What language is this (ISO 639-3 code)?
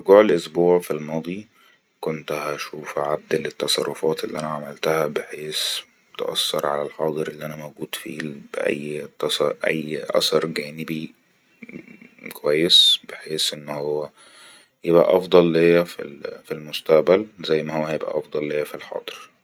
arz